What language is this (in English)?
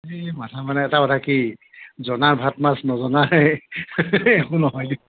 Assamese